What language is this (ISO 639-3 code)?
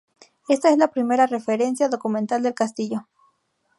spa